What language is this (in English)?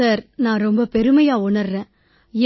Tamil